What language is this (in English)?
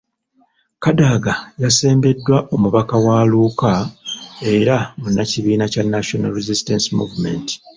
Ganda